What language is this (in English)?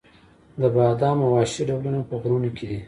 Pashto